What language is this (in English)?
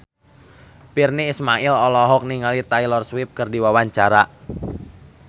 Sundanese